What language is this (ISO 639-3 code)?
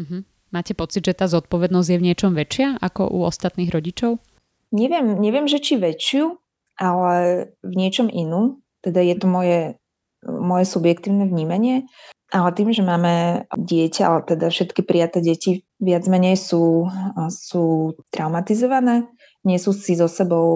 slk